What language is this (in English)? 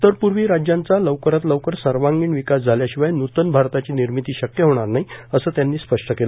Marathi